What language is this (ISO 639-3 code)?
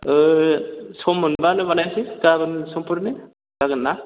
brx